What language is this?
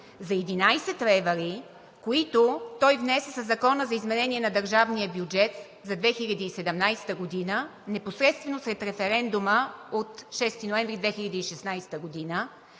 Bulgarian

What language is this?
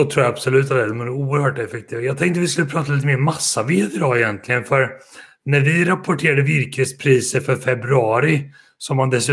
Swedish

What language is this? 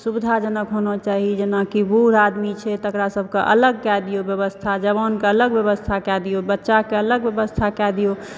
Maithili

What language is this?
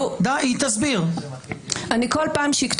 Hebrew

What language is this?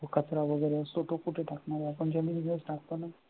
Marathi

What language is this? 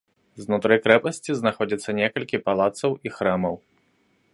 Belarusian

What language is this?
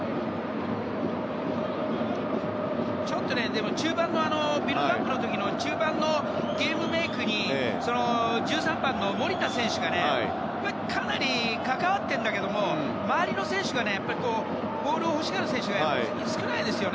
Japanese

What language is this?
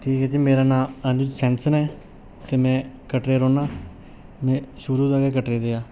Dogri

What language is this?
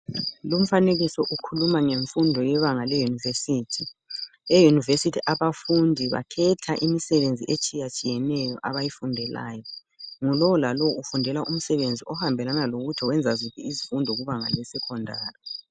North Ndebele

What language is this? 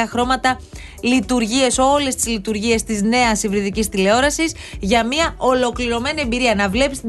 Greek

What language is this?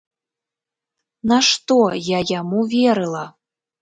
Belarusian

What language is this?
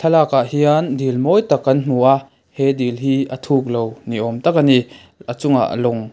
Mizo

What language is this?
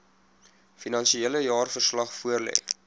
Afrikaans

